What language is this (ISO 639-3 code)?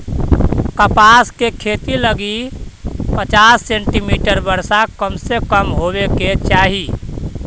mag